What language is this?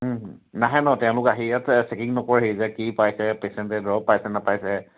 Assamese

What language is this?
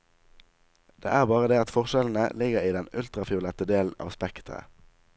Norwegian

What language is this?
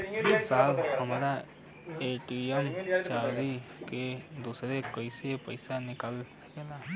Bhojpuri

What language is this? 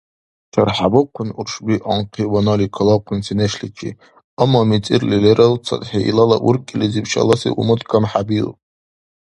Dargwa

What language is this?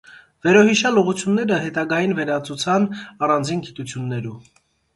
Armenian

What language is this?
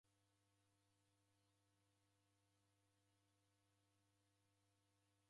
Taita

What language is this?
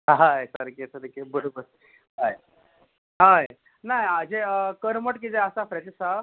Konkani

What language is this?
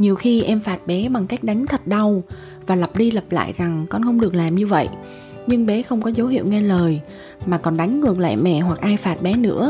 Vietnamese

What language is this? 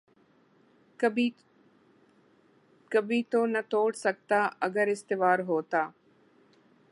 Urdu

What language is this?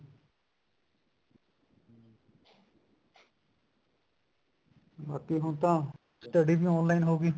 Punjabi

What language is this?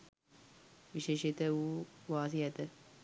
Sinhala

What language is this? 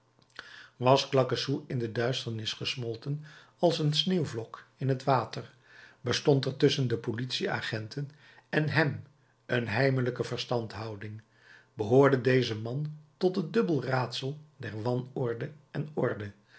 Dutch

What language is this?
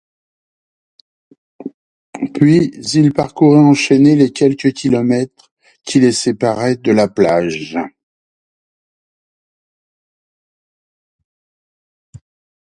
French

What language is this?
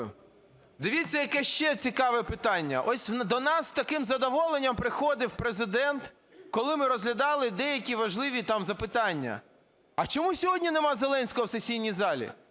Ukrainian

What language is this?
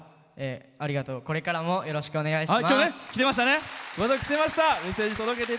Japanese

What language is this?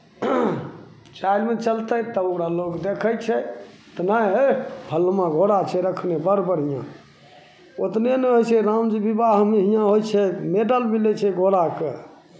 Maithili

